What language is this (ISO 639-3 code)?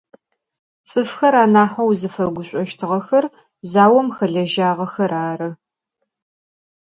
ady